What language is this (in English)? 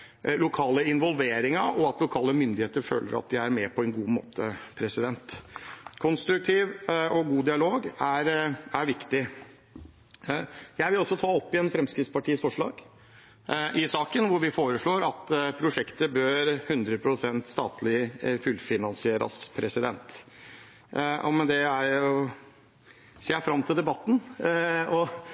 Norwegian Bokmål